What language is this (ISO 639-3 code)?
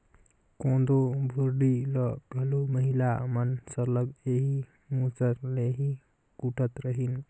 hne